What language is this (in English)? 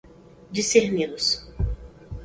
Portuguese